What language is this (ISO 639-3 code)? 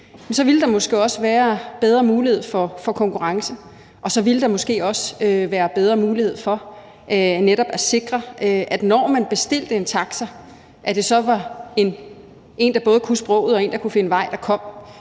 dan